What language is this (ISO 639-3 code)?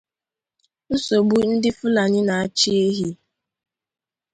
ibo